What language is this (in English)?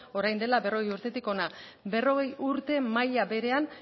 Basque